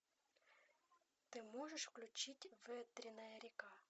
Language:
Russian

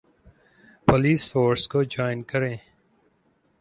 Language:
Urdu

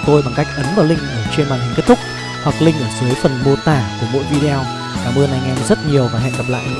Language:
Vietnamese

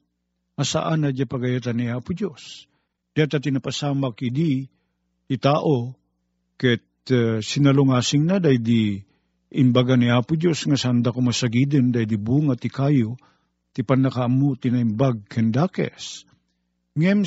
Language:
Filipino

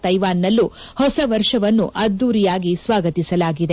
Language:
Kannada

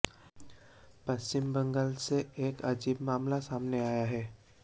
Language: Hindi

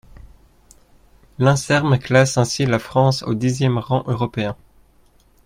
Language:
French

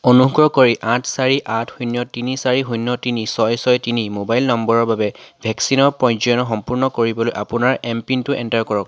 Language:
Assamese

